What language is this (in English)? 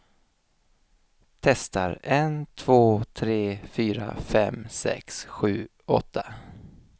Swedish